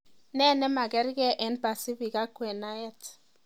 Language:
Kalenjin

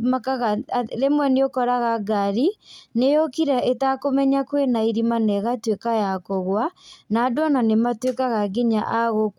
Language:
Kikuyu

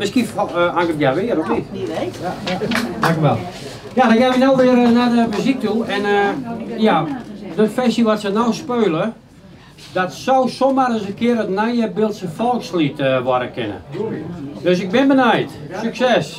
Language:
Dutch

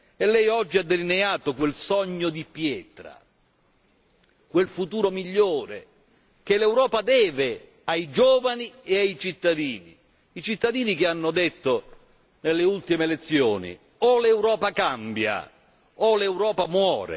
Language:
Italian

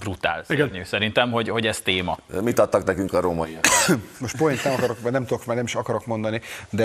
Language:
Hungarian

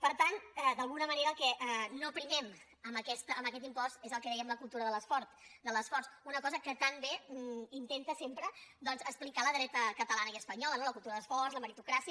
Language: Catalan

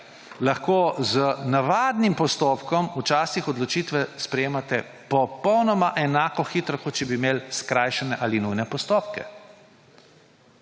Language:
Slovenian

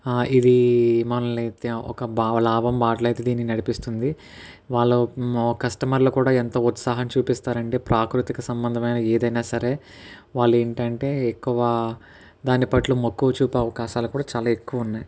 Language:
Telugu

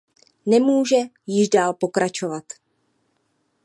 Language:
Czech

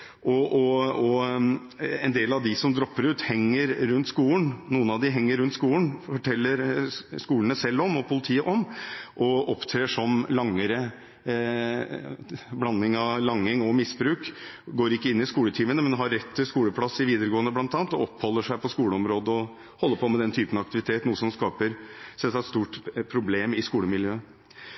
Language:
Norwegian Bokmål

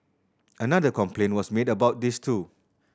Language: English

